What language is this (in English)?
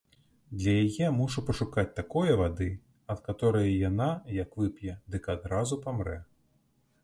Belarusian